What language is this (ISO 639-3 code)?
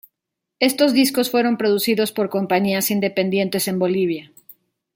spa